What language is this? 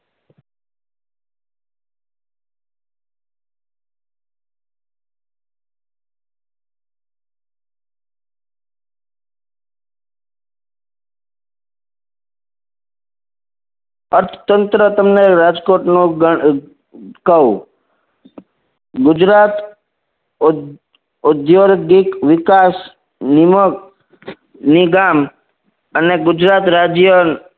Gujarati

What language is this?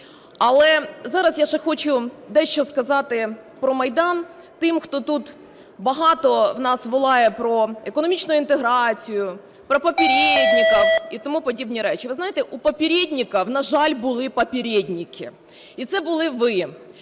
Ukrainian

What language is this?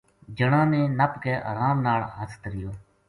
Gujari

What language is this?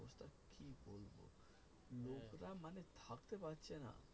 Bangla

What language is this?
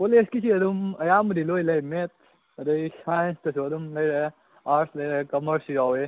Manipuri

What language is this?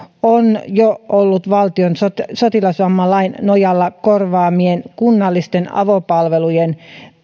Finnish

